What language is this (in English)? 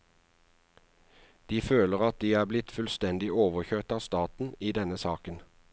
Norwegian